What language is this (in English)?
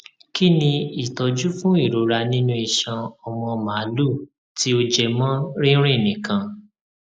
Yoruba